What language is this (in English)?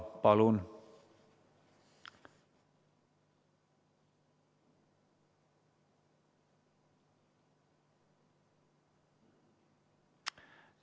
Estonian